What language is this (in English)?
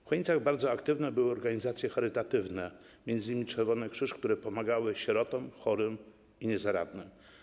Polish